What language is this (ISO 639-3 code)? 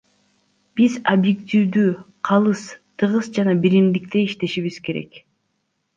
kir